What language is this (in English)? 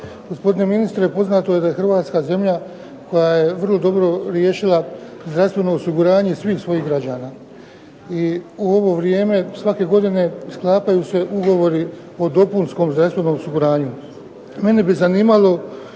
Croatian